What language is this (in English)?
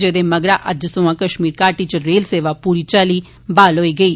Dogri